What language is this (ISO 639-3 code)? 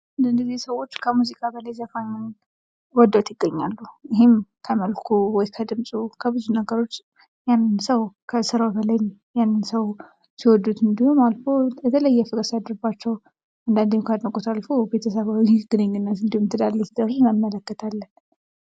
amh